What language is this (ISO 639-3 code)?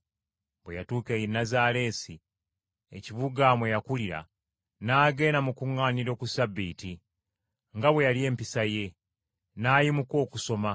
lug